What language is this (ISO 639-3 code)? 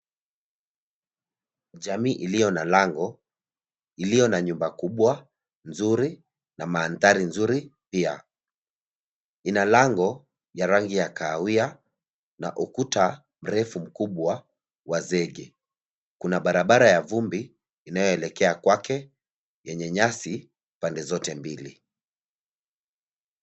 swa